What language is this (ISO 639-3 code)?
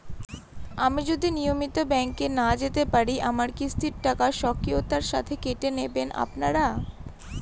ben